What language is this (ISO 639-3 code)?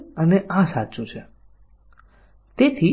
guj